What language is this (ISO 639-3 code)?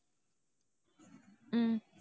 tam